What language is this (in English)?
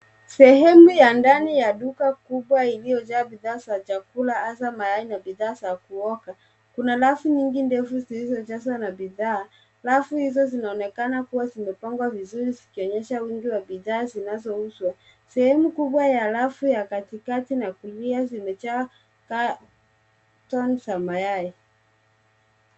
Swahili